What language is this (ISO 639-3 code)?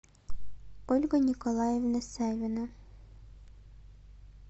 rus